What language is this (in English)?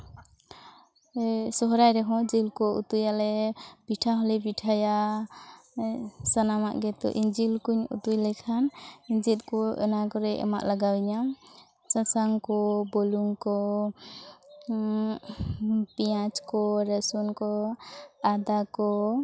Santali